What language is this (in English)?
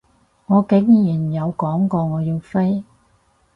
Cantonese